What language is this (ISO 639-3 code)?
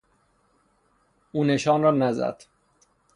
fas